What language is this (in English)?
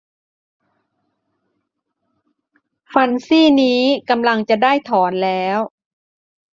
Thai